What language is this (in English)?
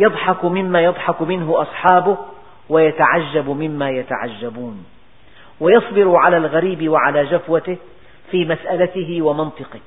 Arabic